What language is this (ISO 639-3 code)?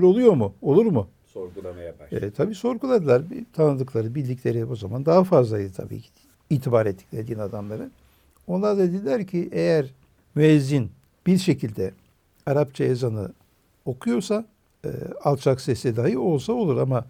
tur